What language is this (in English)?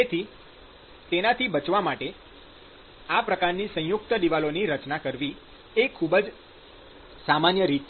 Gujarati